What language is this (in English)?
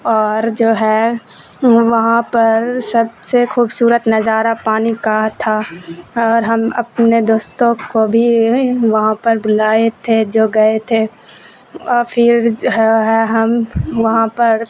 Urdu